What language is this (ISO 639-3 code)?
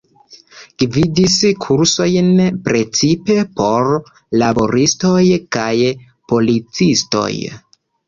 epo